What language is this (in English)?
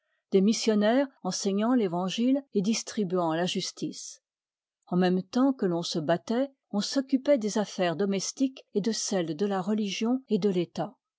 French